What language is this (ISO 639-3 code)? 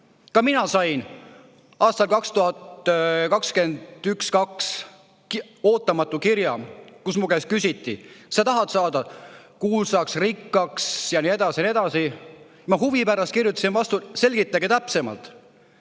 est